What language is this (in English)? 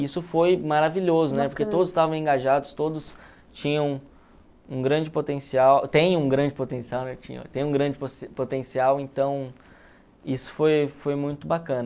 Portuguese